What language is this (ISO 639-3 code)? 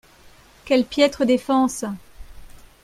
fra